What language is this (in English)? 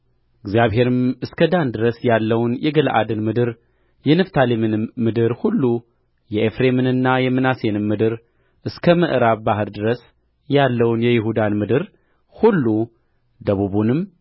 Amharic